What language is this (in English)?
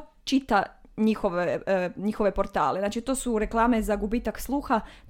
Croatian